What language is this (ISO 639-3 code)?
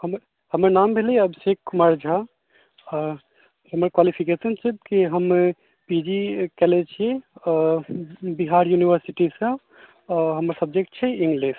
mai